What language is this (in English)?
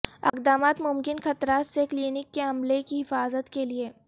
Urdu